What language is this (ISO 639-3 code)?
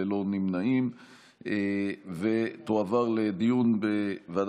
heb